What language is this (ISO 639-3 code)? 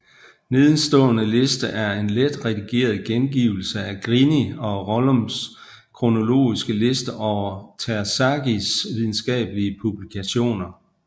dan